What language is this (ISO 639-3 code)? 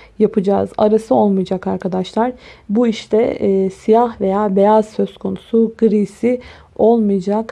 tur